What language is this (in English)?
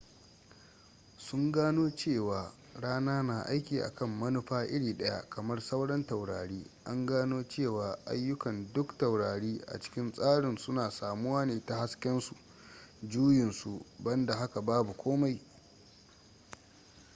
Hausa